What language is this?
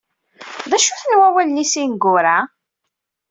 Kabyle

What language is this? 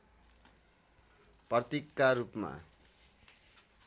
Nepali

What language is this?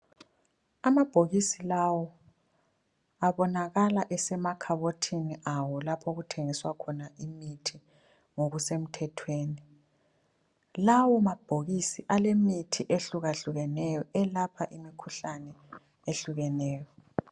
North Ndebele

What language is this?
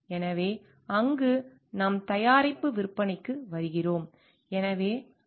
Tamil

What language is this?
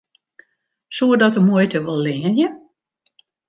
Western Frisian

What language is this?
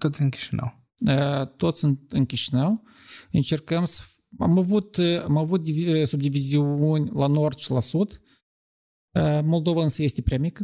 Romanian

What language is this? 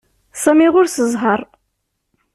Kabyle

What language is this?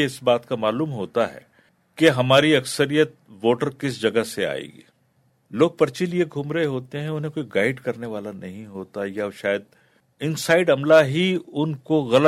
Urdu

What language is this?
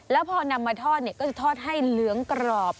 Thai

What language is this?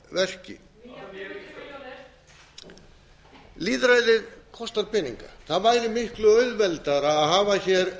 Icelandic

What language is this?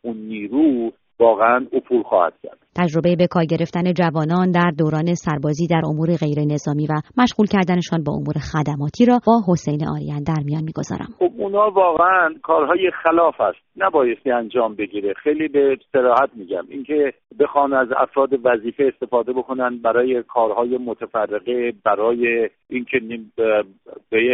Persian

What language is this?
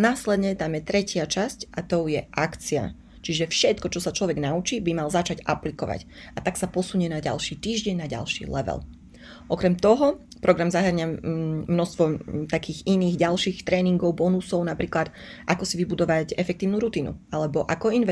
Slovak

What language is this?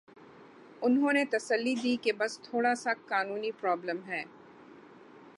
Urdu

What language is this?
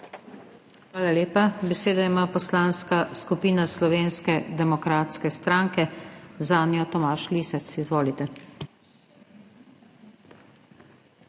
Slovenian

